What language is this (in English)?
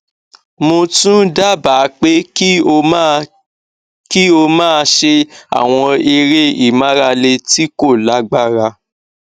Yoruba